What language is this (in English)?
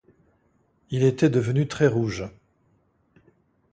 French